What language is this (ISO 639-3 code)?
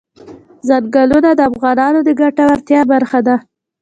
pus